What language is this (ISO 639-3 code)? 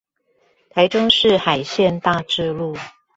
zho